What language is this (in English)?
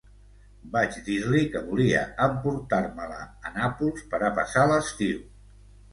Catalan